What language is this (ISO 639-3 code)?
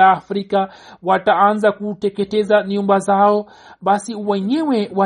swa